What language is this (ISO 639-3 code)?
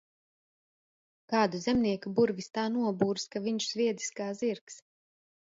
lav